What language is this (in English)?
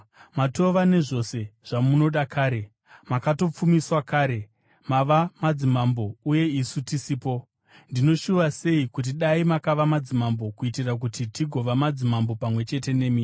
Shona